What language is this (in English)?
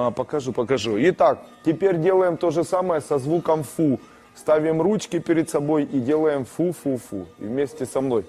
Russian